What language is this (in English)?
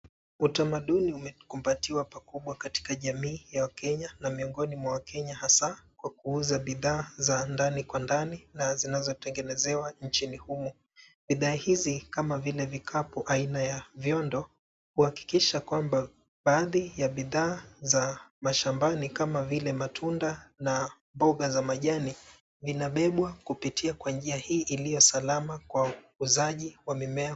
Swahili